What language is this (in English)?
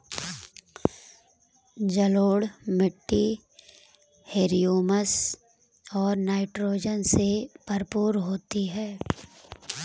Hindi